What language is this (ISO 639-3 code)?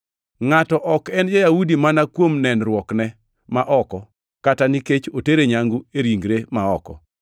luo